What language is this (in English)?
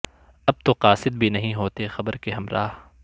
Urdu